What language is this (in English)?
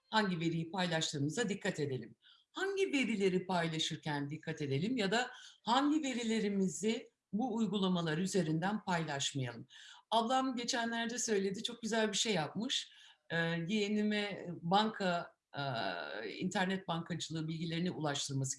Turkish